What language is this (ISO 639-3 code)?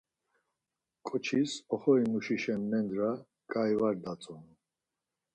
lzz